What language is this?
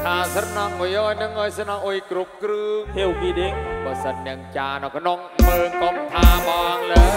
Thai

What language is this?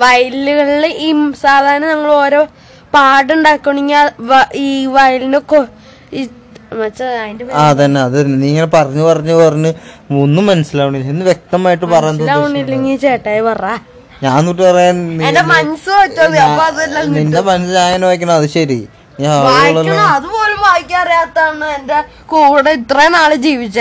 Malayalam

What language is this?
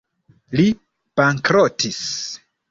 Esperanto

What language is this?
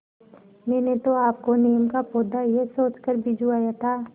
Hindi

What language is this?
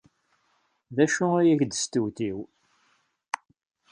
Kabyle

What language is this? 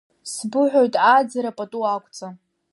Abkhazian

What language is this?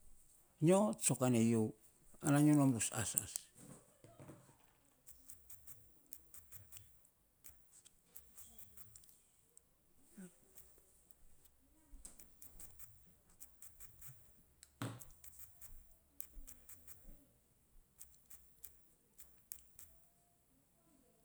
Saposa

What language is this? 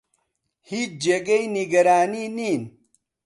Central Kurdish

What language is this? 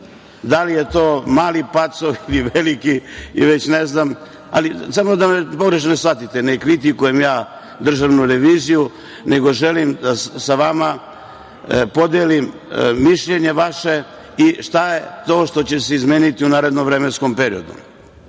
Serbian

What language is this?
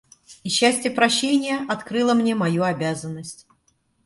Russian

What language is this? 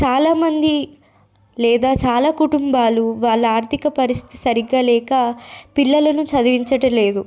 Telugu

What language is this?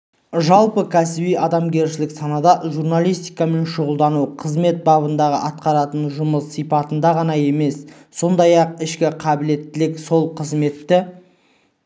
Kazakh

